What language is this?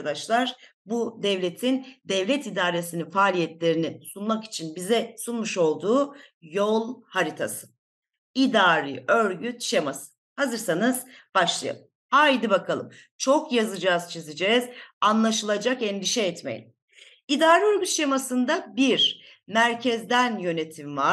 Turkish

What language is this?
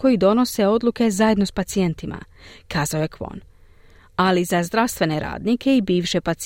Croatian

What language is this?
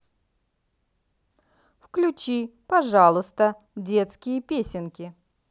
Russian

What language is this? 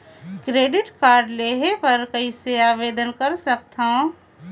Chhattisgarhi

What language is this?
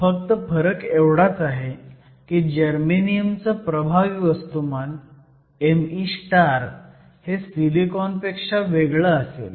Marathi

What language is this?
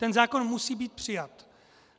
Czech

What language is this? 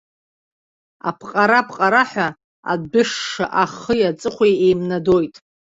Abkhazian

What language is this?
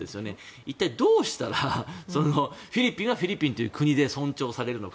Japanese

